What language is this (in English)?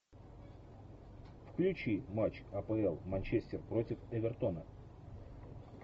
Russian